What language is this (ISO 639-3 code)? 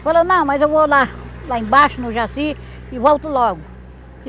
por